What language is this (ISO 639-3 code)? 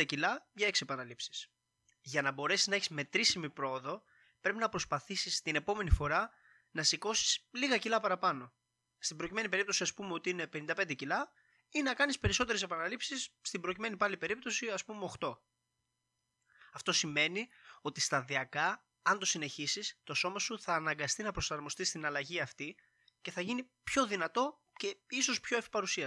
ell